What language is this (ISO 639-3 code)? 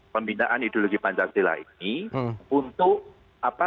ind